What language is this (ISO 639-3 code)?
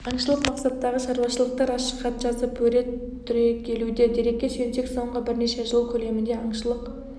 kaz